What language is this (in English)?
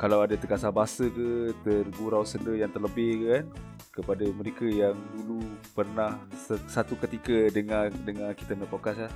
Malay